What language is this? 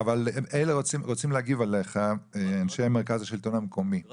Hebrew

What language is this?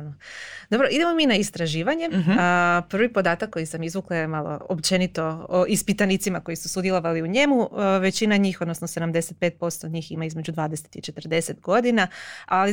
Croatian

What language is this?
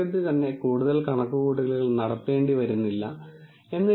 Malayalam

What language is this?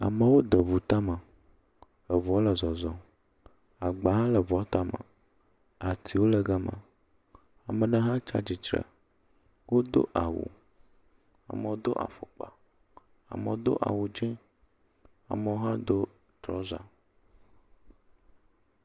Ewe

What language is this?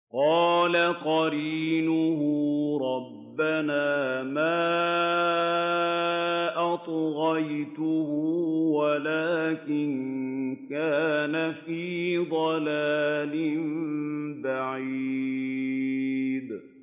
Arabic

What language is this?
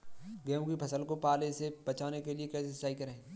Hindi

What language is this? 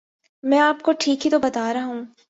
Urdu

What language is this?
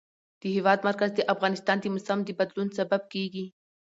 Pashto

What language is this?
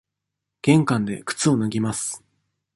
Japanese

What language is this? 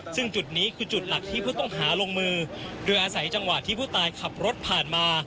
Thai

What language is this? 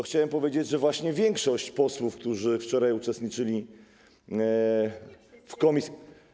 Polish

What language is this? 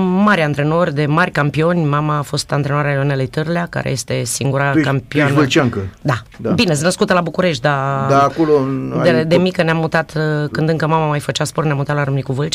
Romanian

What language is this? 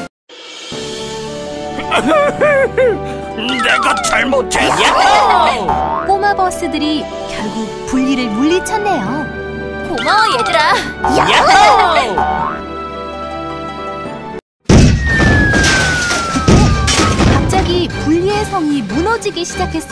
Korean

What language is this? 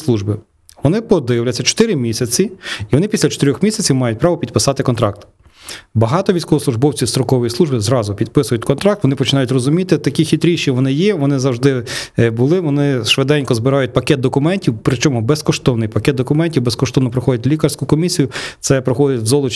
Ukrainian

